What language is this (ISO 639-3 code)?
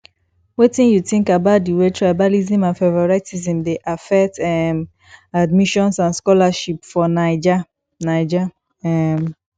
pcm